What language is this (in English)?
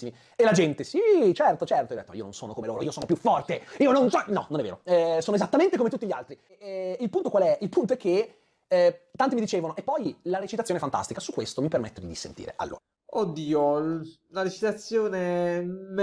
Italian